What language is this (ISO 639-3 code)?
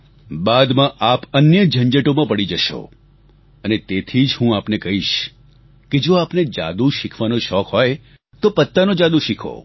guj